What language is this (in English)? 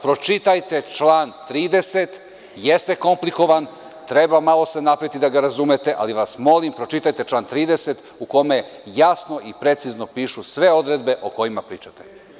Serbian